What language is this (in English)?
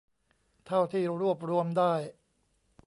Thai